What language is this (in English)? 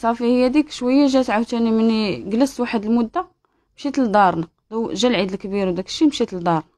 Arabic